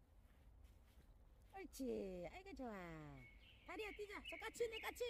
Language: Korean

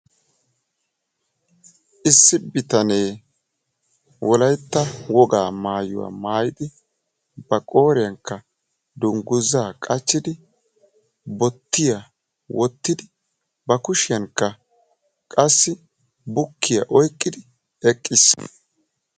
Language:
Wolaytta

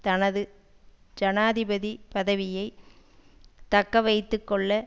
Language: Tamil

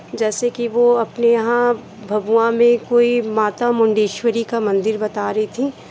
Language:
Hindi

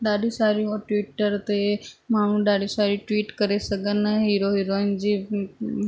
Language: Sindhi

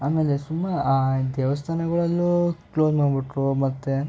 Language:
Kannada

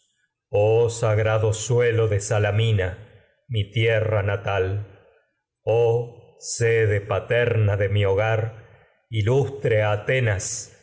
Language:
Spanish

